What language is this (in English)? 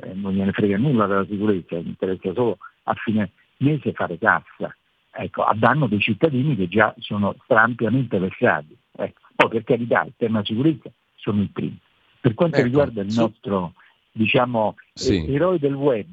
Italian